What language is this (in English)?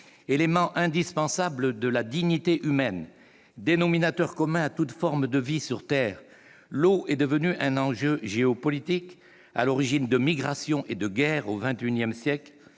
French